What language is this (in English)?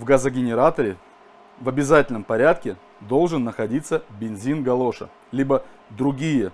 Russian